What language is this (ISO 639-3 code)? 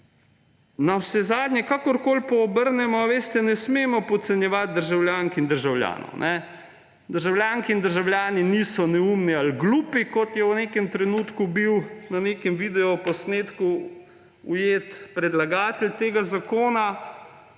slv